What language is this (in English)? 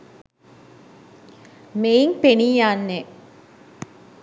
Sinhala